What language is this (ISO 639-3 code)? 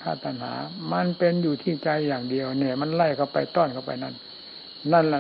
tha